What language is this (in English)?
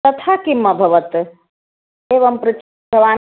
Sanskrit